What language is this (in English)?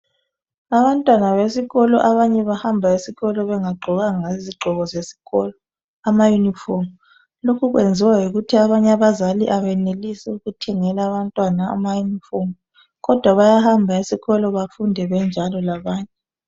North Ndebele